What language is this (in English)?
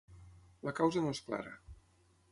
Catalan